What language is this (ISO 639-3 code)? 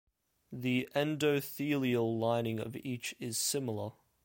eng